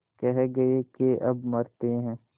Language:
Hindi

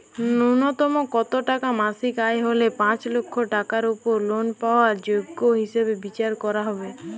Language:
Bangla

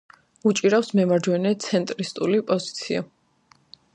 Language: Georgian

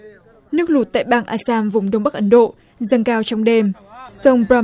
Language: Vietnamese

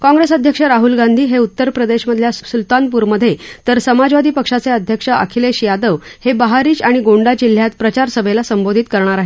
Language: Marathi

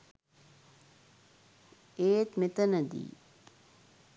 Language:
Sinhala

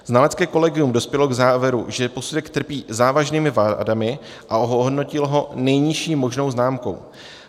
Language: Czech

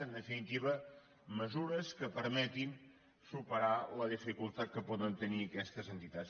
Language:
Catalan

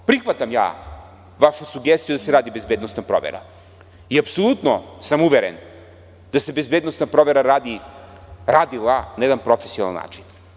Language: Serbian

